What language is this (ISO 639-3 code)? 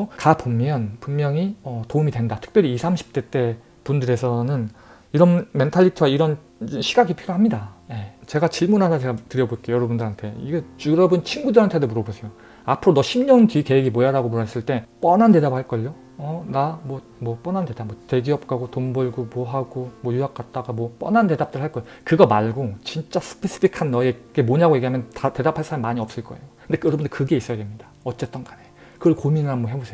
kor